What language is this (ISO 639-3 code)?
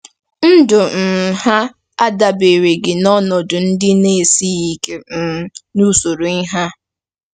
ibo